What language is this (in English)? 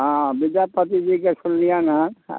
Maithili